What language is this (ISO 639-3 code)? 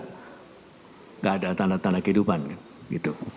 ind